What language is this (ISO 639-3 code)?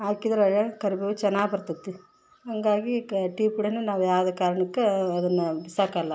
kan